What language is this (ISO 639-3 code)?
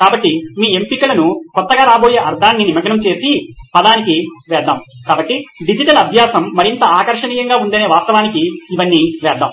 tel